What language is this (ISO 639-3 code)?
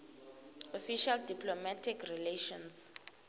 ssw